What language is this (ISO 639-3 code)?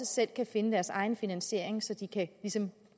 dan